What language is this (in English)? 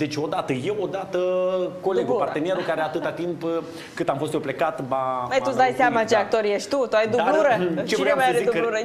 Romanian